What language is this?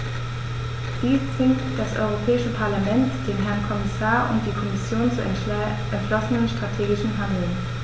German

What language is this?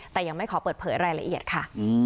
Thai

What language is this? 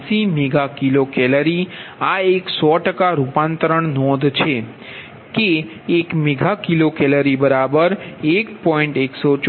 Gujarati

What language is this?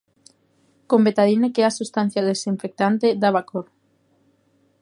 Galician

